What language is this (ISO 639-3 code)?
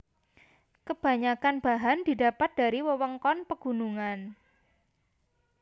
jav